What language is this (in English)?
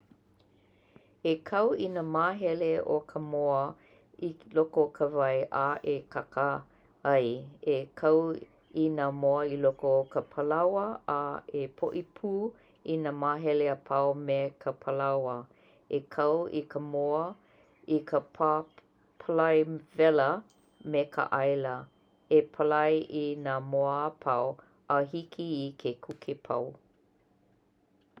Hawaiian